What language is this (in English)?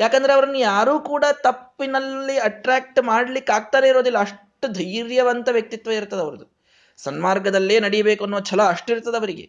Kannada